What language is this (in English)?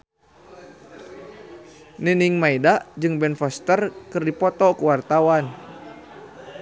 Sundanese